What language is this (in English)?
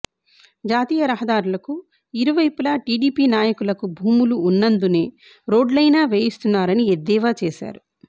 Telugu